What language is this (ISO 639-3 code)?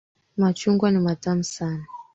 swa